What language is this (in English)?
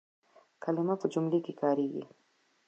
Pashto